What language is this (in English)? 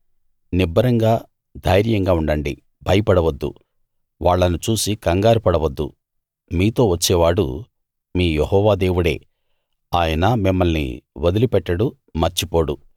Telugu